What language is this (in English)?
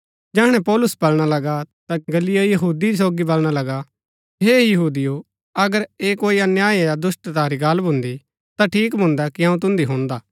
Gaddi